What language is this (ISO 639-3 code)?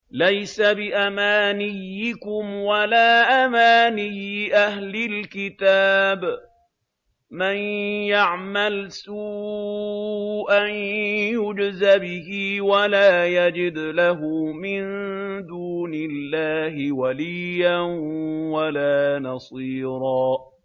ara